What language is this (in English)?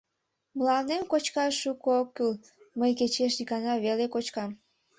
Mari